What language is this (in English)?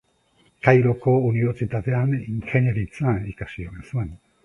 Basque